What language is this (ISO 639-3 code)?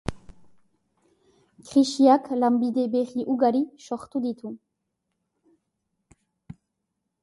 eus